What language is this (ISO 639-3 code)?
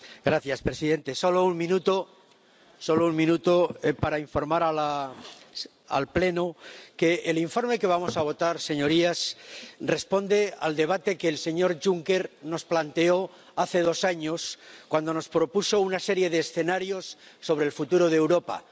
spa